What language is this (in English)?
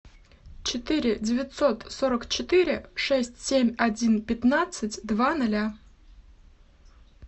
Russian